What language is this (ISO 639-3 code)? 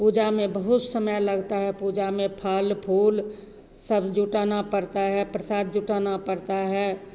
hin